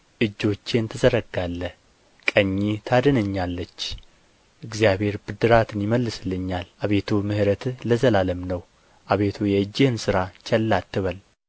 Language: Amharic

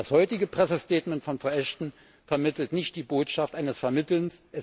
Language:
German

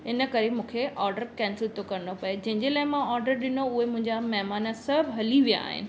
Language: Sindhi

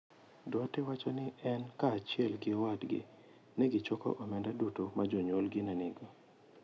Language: Luo (Kenya and Tanzania)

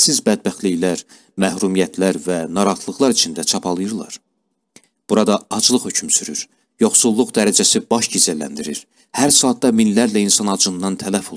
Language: Turkish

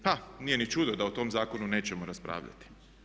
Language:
Croatian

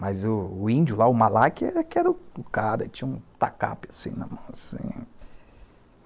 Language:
Portuguese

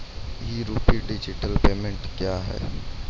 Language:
Maithili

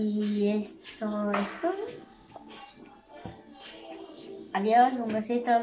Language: Spanish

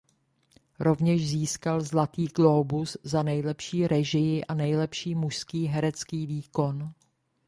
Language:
Czech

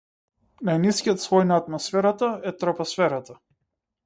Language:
Macedonian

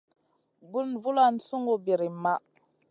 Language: Masana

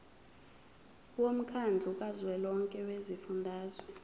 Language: Zulu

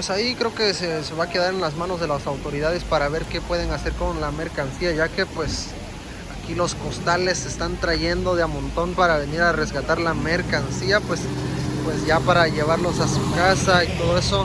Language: Spanish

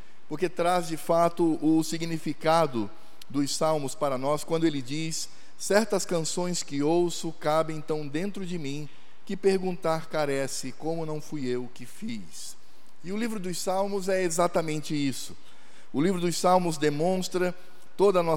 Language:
Portuguese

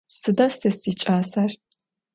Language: Adyghe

